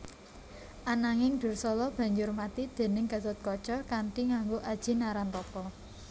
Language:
Javanese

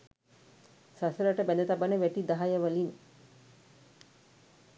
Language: Sinhala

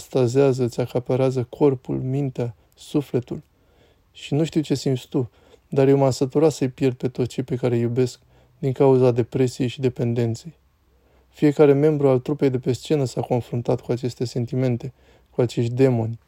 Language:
Romanian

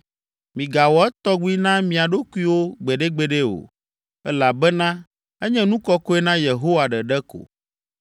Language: Ewe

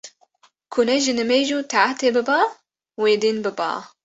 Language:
Kurdish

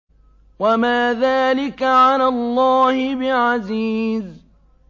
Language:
Arabic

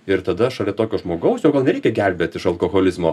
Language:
Lithuanian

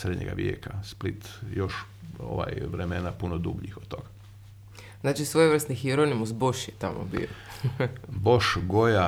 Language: Croatian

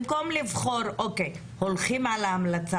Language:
Hebrew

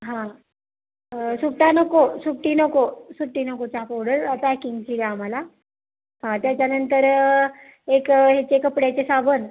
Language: Marathi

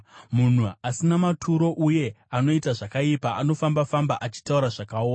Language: Shona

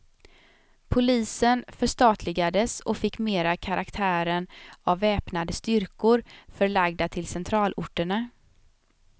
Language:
Swedish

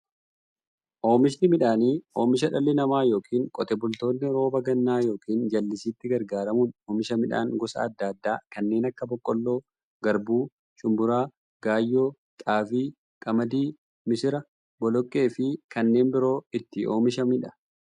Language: Oromo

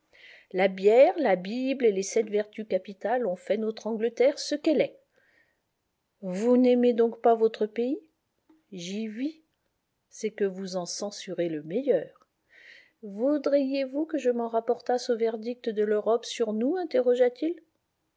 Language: French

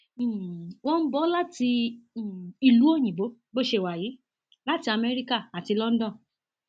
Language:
Yoruba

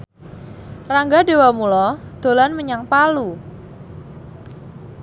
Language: Javanese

